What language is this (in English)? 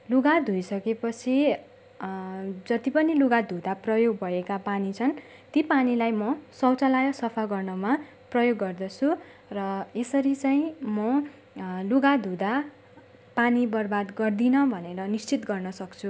Nepali